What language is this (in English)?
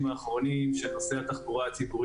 Hebrew